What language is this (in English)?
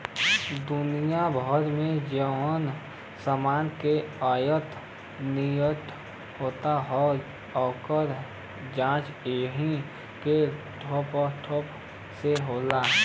Bhojpuri